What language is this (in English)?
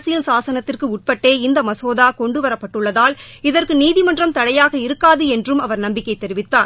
Tamil